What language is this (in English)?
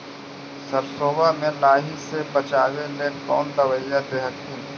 Magahi